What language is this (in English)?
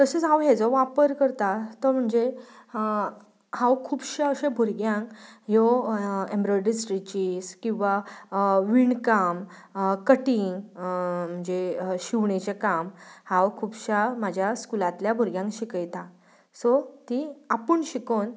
Konkani